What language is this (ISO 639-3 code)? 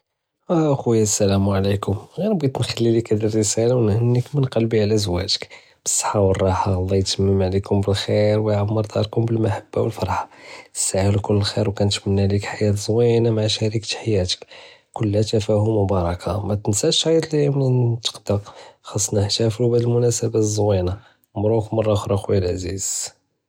jrb